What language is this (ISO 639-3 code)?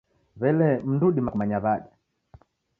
dav